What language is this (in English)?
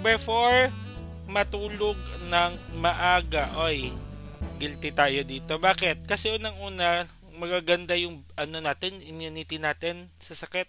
Filipino